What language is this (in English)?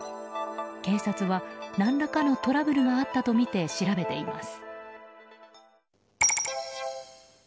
Japanese